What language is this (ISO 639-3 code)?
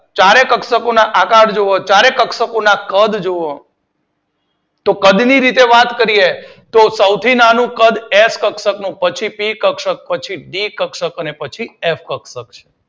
guj